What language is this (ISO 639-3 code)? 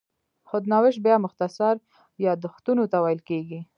pus